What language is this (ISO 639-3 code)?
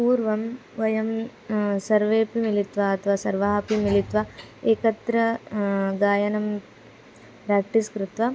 san